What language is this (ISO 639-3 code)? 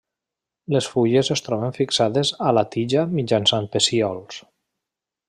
cat